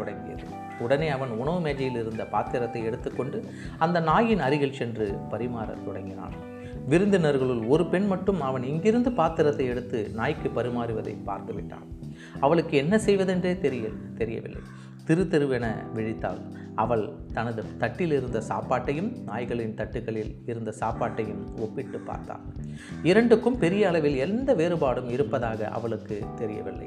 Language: Tamil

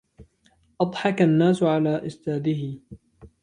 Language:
Arabic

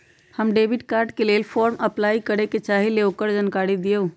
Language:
Magahi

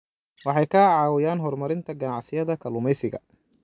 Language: Somali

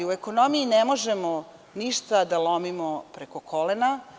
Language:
Serbian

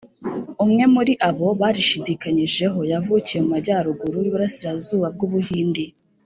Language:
Kinyarwanda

